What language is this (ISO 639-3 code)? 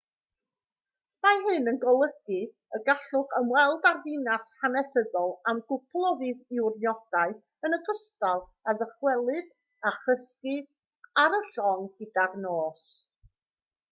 cym